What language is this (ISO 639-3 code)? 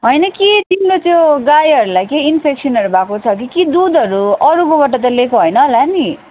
nep